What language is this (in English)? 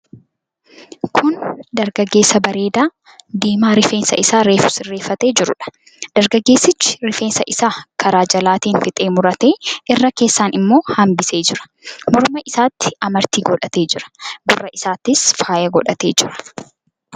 Oromo